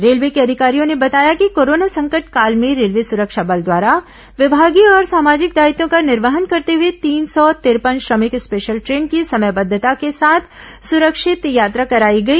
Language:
Hindi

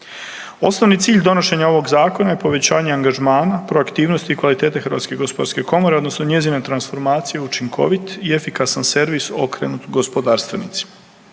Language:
Croatian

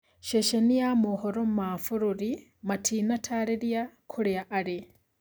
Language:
Kikuyu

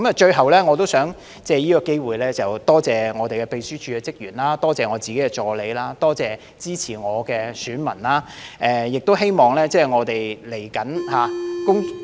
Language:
Cantonese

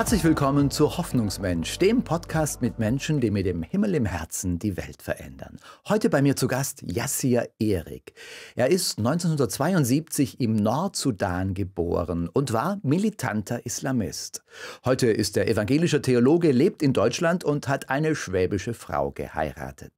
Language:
German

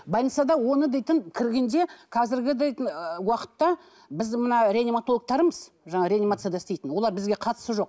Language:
Kazakh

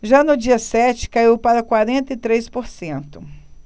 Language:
Portuguese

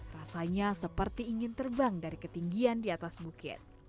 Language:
Indonesian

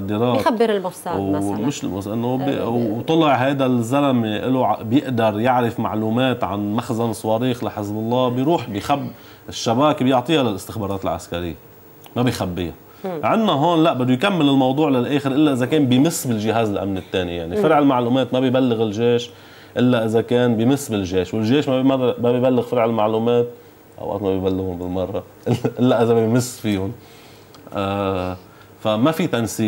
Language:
Arabic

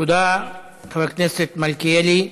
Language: Hebrew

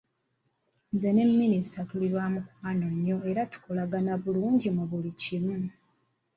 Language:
Ganda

